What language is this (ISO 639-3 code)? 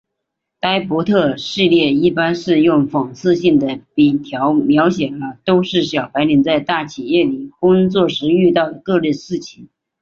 zho